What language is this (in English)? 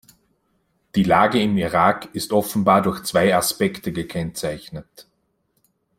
German